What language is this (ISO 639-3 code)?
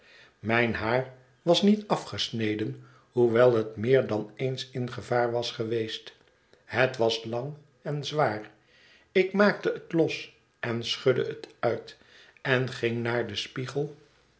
nld